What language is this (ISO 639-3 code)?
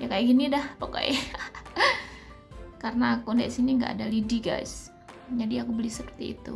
ind